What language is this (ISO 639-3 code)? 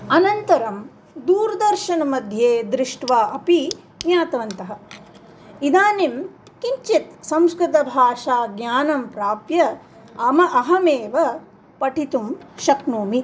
san